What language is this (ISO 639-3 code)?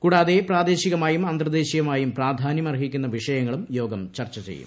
mal